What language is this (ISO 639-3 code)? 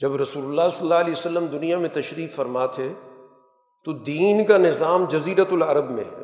urd